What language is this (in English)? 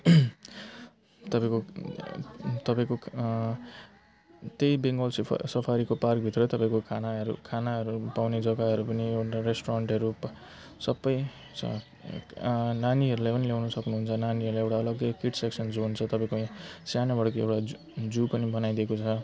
Nepali